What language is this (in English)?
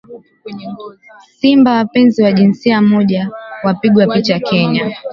Swahili